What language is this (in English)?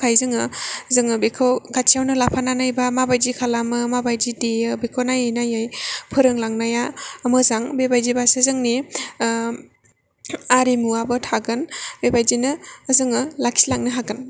Bodo